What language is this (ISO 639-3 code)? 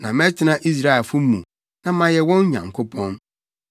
aka